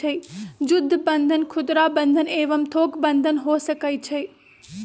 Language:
Magahi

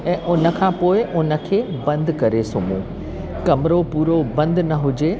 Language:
Sindhi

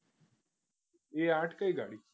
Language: Gujarati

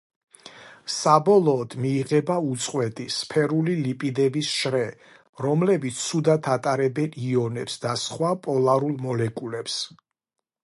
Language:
Georgian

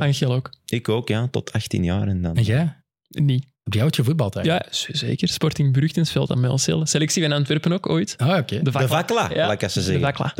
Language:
Dutch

